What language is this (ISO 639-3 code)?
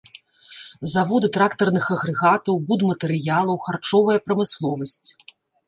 bel